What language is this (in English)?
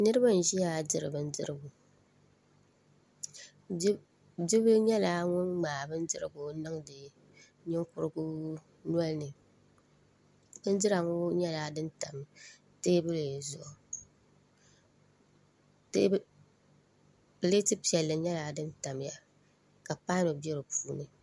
Dagbani